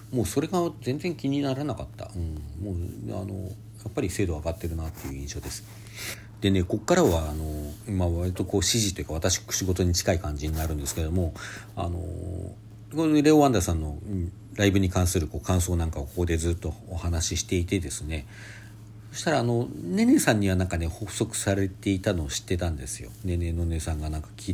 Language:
Japanese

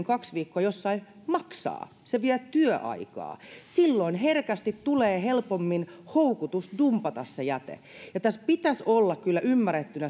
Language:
Finnish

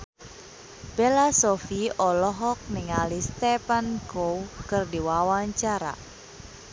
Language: Sundanese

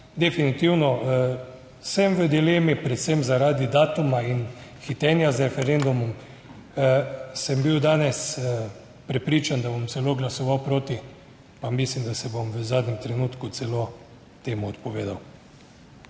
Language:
Slovenian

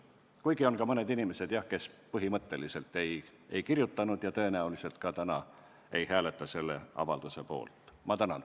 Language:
Estonian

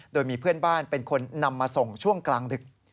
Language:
Thai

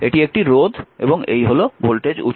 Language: Bangla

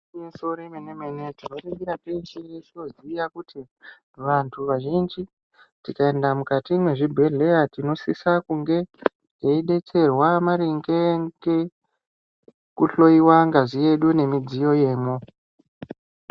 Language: Ndau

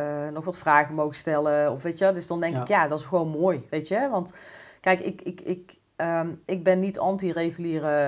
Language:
Dutch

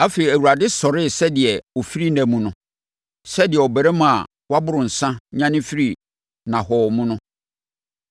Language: Akan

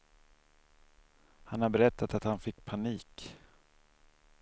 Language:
Swedish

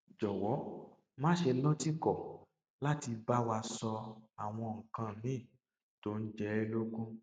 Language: Yoruba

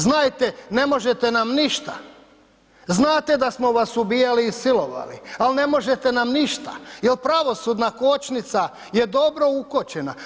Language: Croatian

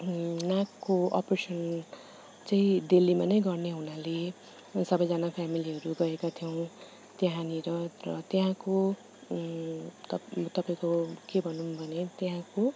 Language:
Nepali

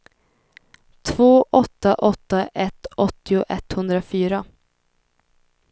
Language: Swedish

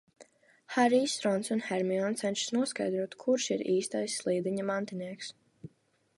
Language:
Latvian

